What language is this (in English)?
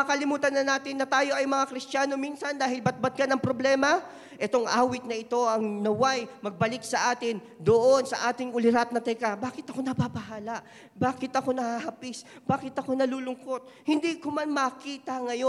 Filipino